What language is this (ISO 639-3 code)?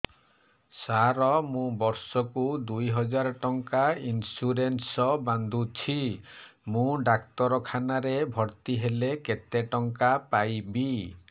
ori